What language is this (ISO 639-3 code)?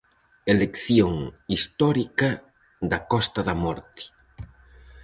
glg